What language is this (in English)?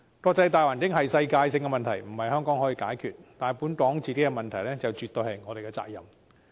Cantonese